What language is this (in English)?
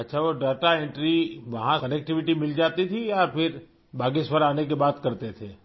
Urdu